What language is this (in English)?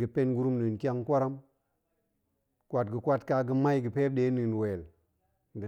Goemai